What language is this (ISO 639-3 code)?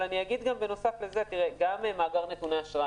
heb